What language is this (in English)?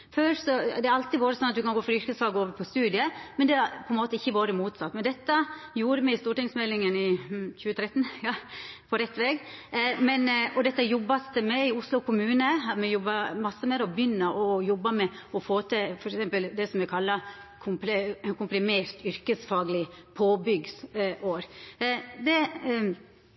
Norwegian Nynorsk